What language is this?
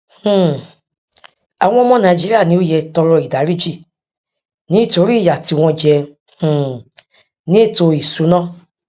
Yoruba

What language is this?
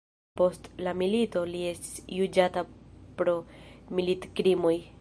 Esperanto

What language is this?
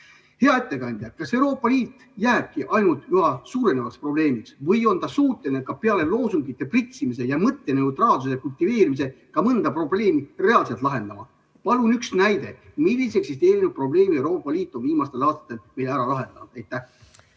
Estonian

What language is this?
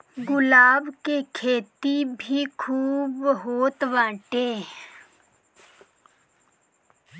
Bhojpuri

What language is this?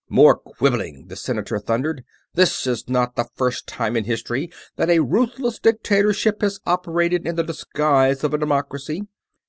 English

